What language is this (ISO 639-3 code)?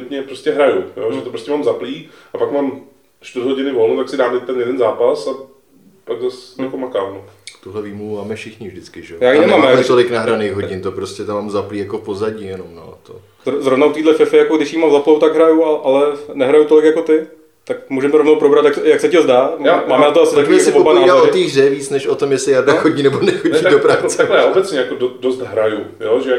ces